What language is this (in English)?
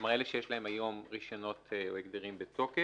Hebrew